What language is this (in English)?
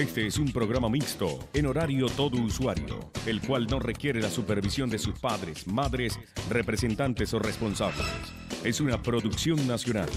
Spanish